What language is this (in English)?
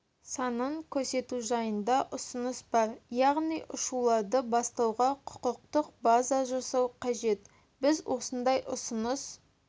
Kazakh